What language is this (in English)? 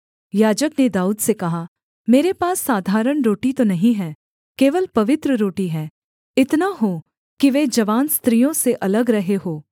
Hindi